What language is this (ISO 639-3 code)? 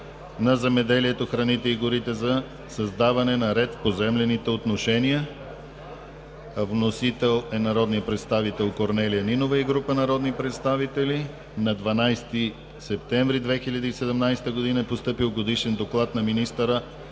bul